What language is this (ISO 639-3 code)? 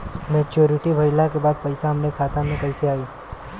bho